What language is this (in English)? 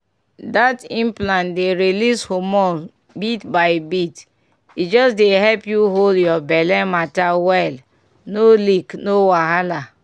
Nigerian Pidgin